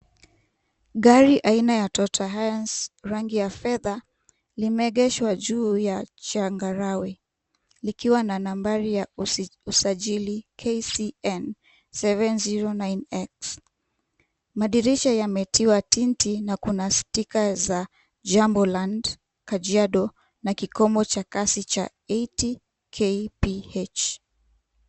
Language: Swahili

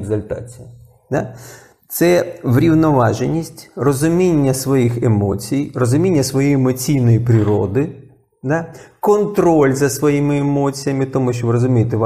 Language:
Ukrainian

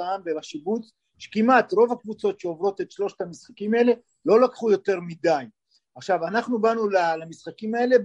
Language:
Hebrew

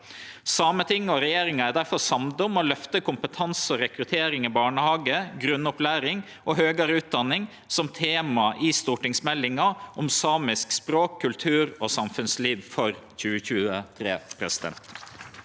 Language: Norwegian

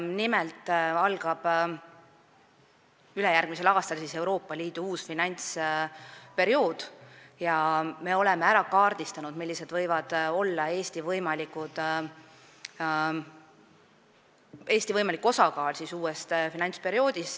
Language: Estonian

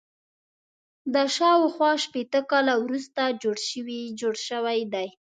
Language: Pashto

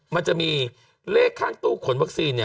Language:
Thai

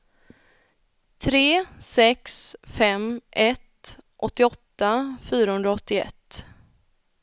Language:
Swedish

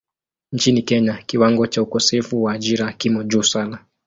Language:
Swahili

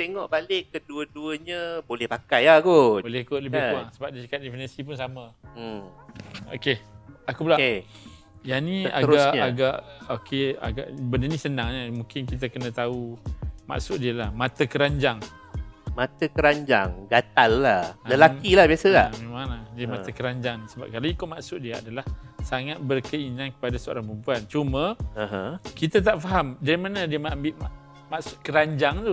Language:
Malay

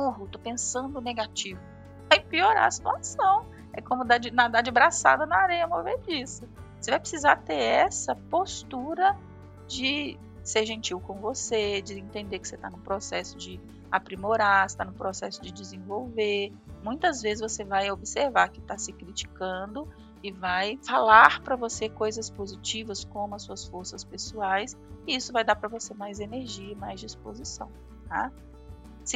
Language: Portuguese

